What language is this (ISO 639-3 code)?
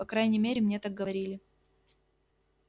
rus